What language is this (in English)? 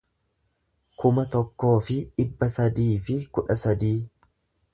Oromo